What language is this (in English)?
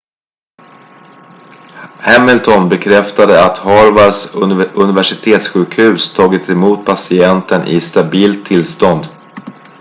Swedish